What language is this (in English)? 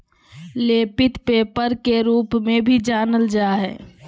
Magahi